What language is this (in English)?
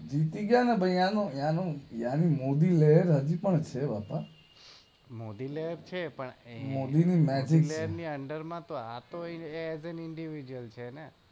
Gujarati